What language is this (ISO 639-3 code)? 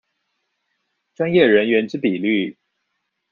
zho